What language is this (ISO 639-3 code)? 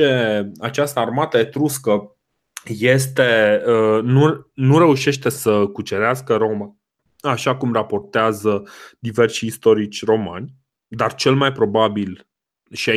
ron